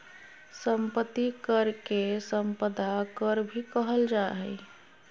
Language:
Magahi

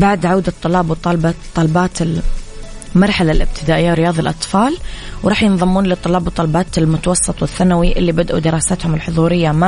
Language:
Arabic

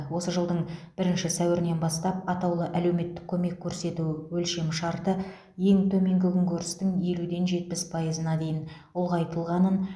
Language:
Kazakh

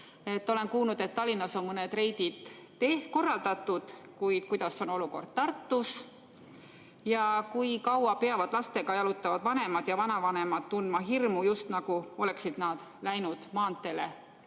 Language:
Estonian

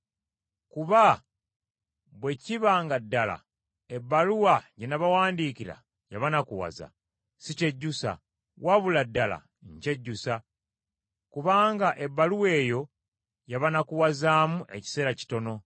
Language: Ganda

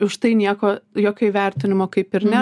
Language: Lithuanian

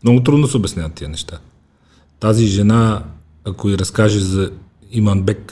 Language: Bulgarian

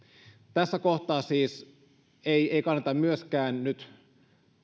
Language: Finnish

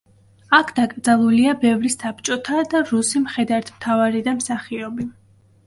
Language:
Georgian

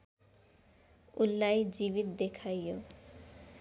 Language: Nepali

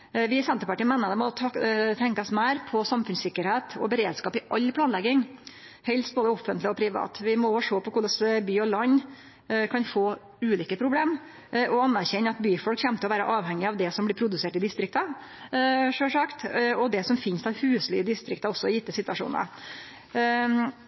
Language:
Norwegian Nynorsk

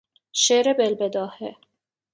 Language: Persian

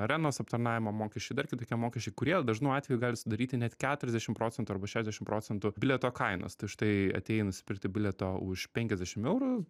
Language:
Lithuanian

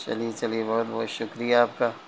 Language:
Urdu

